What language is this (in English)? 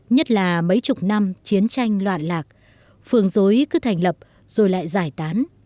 Vietnamese